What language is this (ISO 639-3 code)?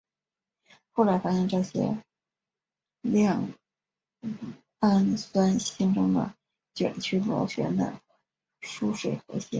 zho